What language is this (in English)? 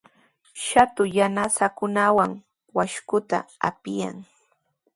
Sihuas Ancash Quechua